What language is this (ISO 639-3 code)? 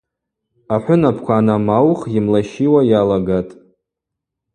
abq